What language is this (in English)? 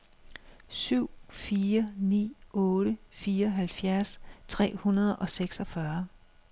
Danish